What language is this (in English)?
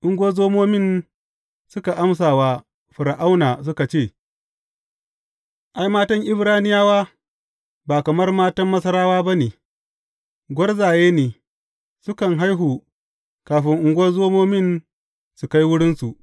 Hausa